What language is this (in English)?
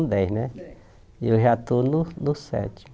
Portuguese